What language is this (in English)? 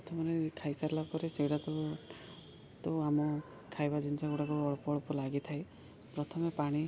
Odia